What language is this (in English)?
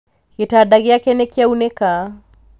Kikuyu